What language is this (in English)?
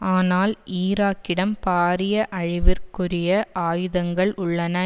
Tamil